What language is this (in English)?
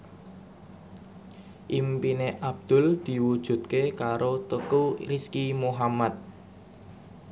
Javanese